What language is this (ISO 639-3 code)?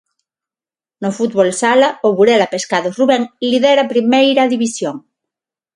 glg